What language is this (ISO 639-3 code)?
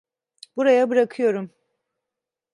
tur